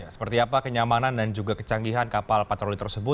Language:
Indonesian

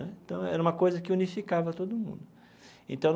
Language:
Portuguese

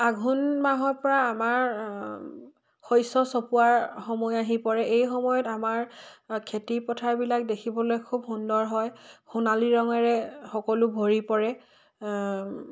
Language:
Assamese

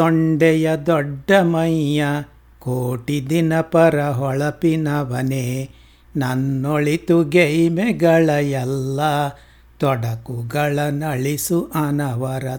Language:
Kannada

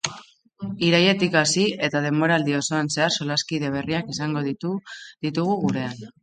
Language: Basque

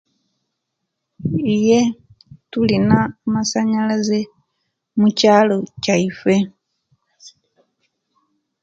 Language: Kenyi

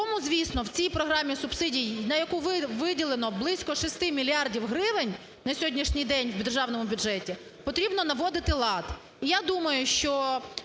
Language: Ukrainian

